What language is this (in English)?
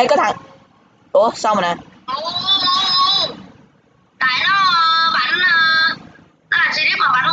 Vietnamese